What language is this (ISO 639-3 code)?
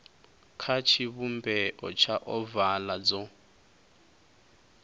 ven